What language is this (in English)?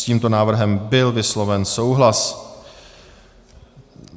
Czech